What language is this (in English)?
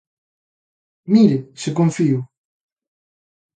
Galician